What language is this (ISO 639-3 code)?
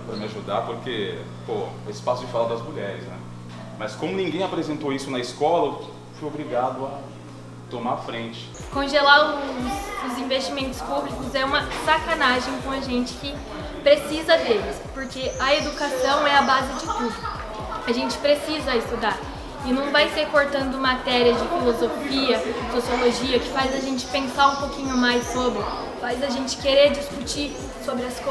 por